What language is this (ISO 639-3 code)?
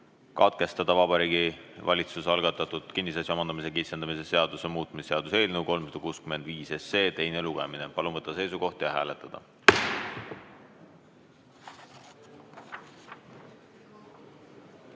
est